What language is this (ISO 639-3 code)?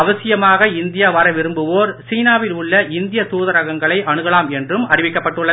tam